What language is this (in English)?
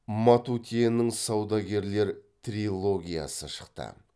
Kazakh